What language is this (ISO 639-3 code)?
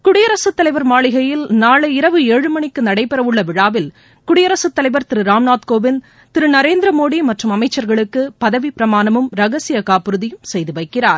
tam